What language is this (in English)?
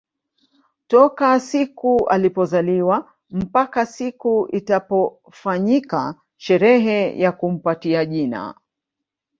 Swahili